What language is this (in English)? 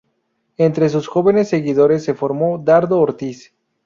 Spanish